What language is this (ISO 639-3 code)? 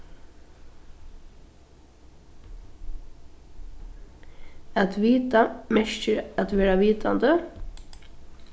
fao